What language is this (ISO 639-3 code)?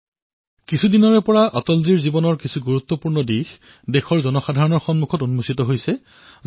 asm